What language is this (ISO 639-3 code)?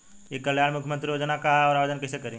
bho